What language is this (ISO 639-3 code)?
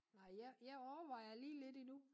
dan